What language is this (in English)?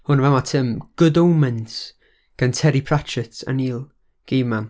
Welsh